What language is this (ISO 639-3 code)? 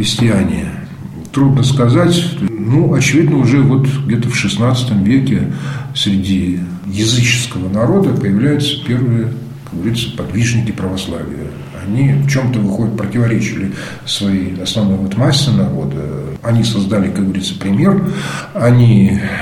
rus